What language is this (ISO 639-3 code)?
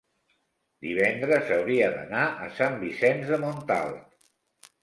cat